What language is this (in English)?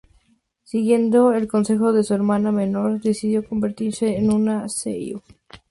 Spanish